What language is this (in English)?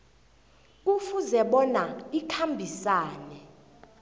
South Ndebele